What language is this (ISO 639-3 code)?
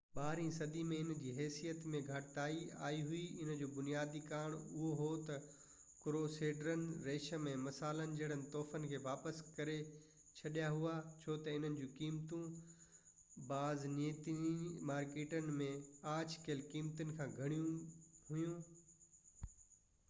snd